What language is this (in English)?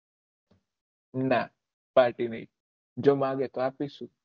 Gujarati